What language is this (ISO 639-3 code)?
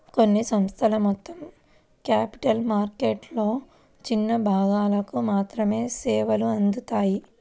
tel